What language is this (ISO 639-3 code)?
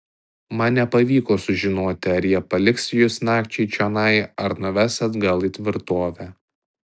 lit